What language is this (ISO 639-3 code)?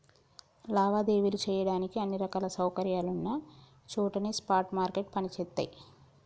tel